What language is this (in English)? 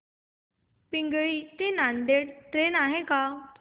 Marathi